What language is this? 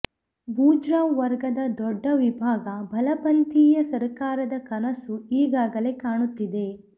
Kannada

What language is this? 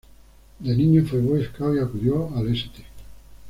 Spanish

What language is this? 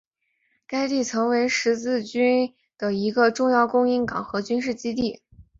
Chinese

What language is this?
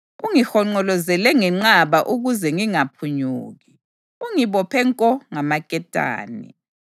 North Ndebele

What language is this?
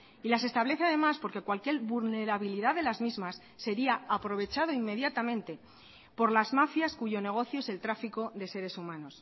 Spanish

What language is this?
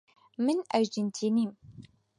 Central Kurdish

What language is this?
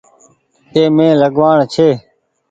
Goaria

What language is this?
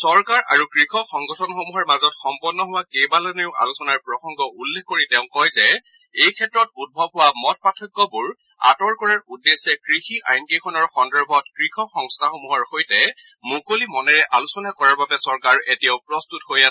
Assamese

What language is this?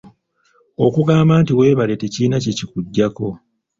Ganda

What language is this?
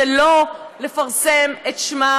Hebrew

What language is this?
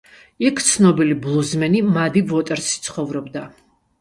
Georgian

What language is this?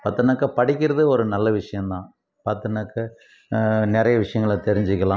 Tamil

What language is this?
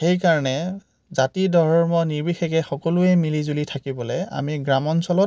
Assamese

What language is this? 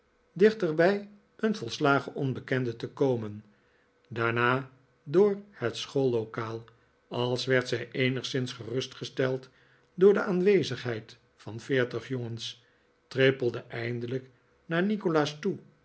Dutch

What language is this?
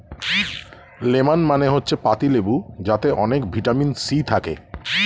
Bangla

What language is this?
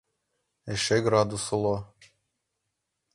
Mari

